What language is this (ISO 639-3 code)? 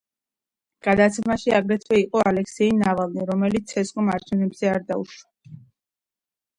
kat